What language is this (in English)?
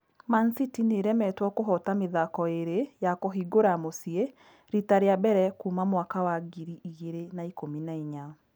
Kikuyu